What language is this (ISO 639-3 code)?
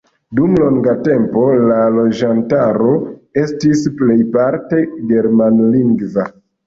epo